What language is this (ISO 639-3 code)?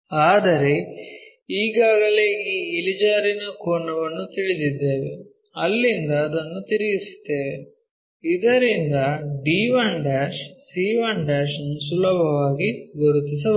kan